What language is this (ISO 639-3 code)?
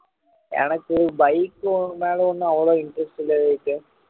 tam